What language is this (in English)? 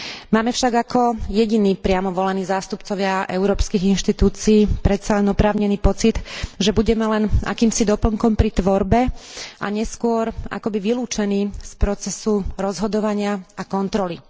Slovak